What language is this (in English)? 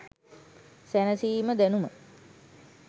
Sinhala